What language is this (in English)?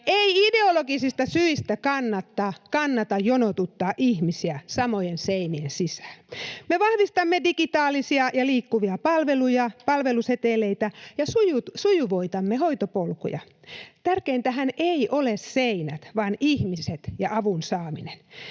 Finnish